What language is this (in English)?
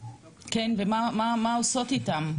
Hebrew